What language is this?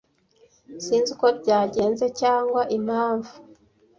Kinyarwanda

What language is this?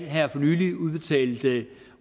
Danish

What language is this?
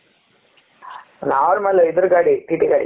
Kannada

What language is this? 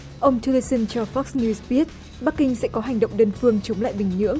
Vietnamese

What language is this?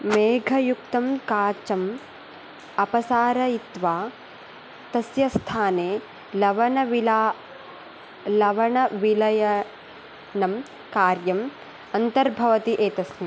Sanskrit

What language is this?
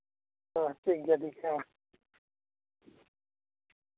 Santali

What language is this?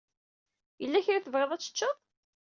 Kabyle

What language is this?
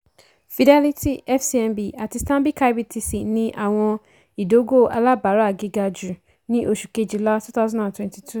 Yoruba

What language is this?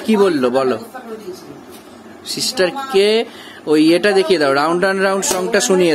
Bangla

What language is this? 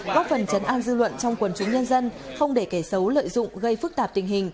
Vietnamese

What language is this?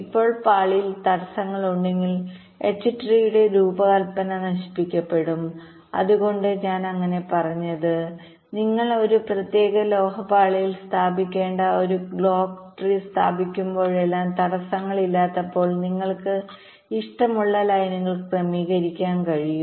Malayalam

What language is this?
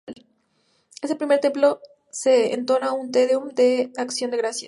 Spanish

